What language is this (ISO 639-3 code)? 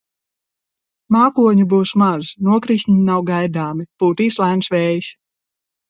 lav